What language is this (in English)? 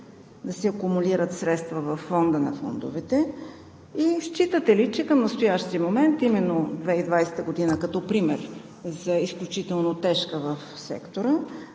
Bulgarian